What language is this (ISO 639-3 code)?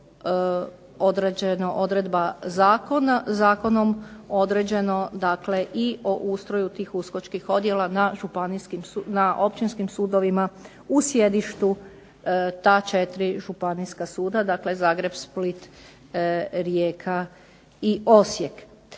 hrv